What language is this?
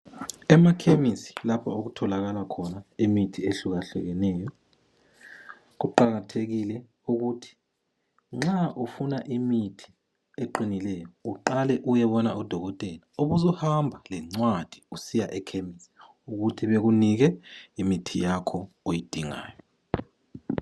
North Ndebele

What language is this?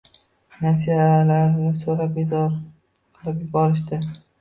Uzbek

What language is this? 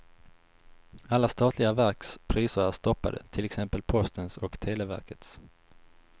Swedish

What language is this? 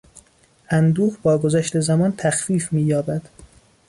Persian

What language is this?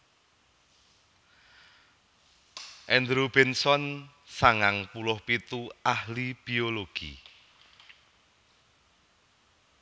Javanese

